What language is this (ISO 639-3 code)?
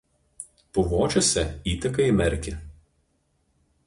lit